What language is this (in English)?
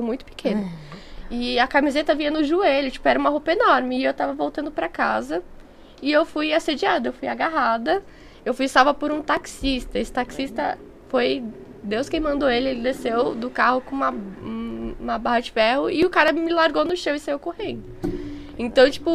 Portuguese